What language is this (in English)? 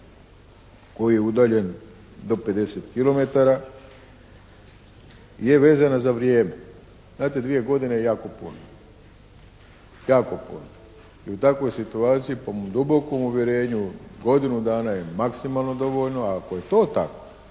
Croatian